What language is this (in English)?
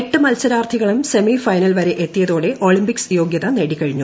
Malayalam